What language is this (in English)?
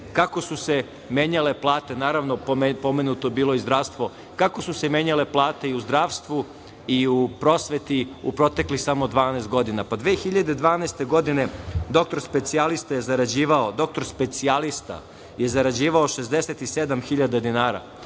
Serbian